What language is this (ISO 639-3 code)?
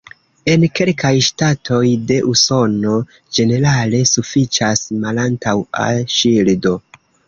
epo